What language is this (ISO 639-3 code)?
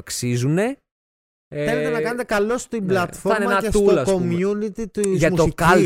ell